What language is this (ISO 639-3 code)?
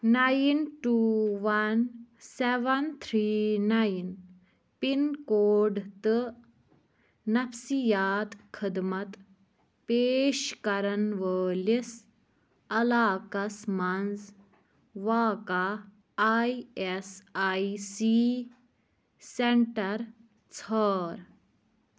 kas